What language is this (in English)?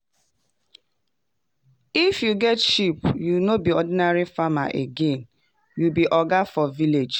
Nigerian Pidgin